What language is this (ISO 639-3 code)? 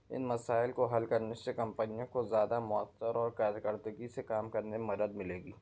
urd